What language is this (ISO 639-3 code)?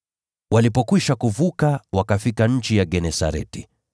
swa